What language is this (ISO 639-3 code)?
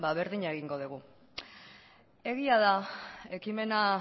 eus